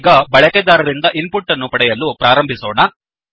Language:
Kannada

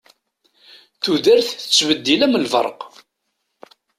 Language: Kabyle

